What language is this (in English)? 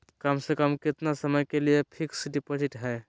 Magahi